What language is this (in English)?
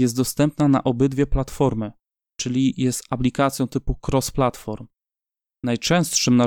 Polish